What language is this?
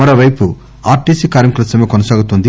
Telugu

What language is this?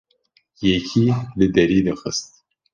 Kurdish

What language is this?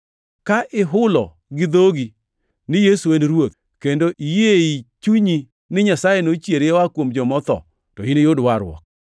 Luo (Kenya and Tanzania)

